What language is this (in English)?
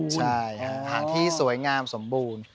Thai